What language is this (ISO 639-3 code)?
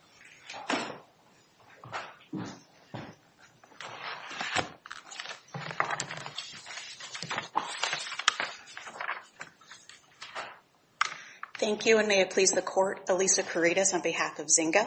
eng